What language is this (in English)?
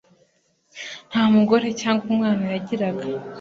Kinyarwanda